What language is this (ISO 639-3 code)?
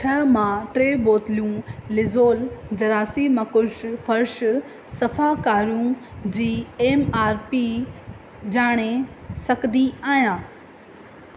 snd